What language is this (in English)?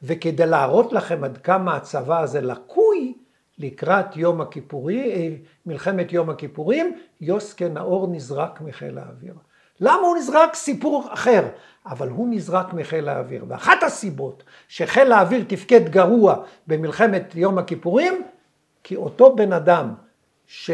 Hebrew